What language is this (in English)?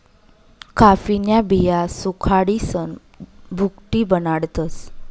Marathi